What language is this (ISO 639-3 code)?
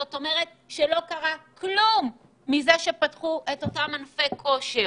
heb